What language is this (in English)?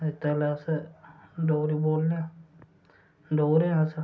Dogri